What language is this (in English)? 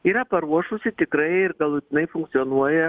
Lithuanian